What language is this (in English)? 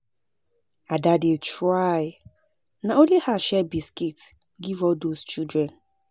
Nigerian Pidgin